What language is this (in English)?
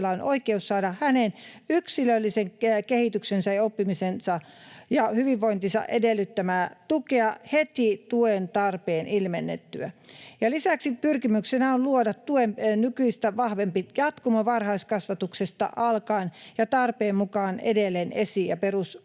Finnish